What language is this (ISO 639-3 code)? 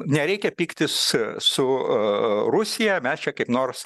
lit